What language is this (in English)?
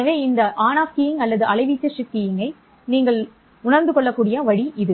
Tamil